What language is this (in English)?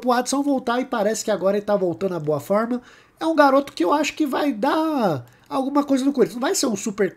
Portuguese